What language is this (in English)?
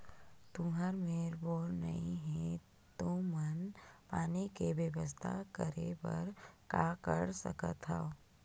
Chhattisgarhi